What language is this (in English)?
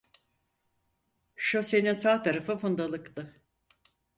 Turkish